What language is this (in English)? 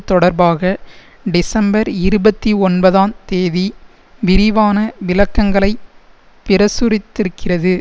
Tamil